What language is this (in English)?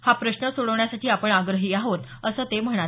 Marathi